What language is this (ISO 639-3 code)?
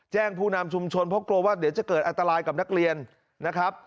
tha